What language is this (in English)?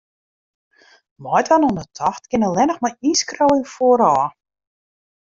Western Frisian